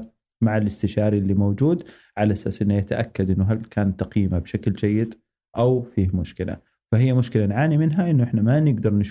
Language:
Arabic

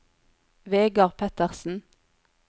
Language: Norwegian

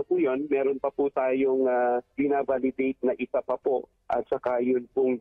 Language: Filipino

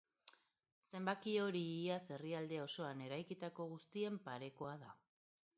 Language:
Basque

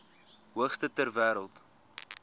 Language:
Afrikaans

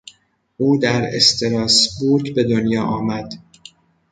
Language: Persian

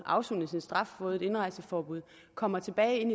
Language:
Danish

